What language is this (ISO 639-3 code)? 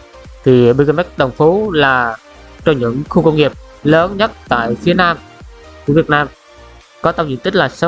vie